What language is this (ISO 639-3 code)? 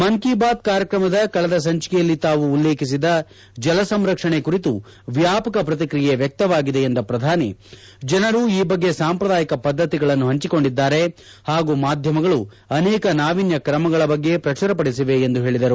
kan